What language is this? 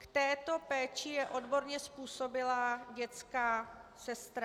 Czech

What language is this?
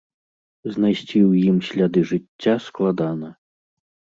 Belarusian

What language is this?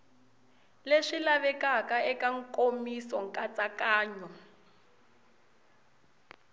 Tsonga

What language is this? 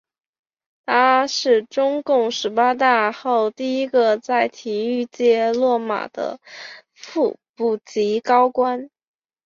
Chinese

